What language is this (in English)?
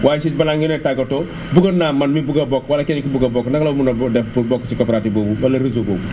Wolof